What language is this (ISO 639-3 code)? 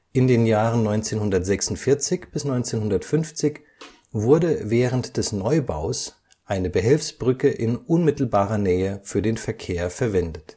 deu